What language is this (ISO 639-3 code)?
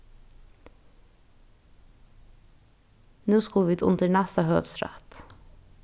fao